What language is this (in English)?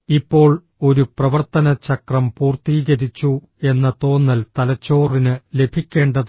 Malayalam